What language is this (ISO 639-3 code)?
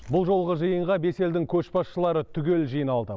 kaz